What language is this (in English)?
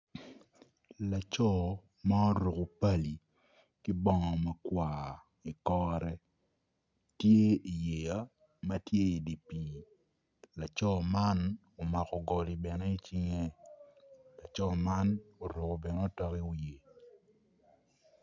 Acoli